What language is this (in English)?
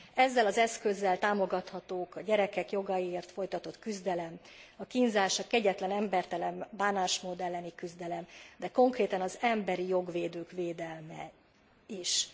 Hungarian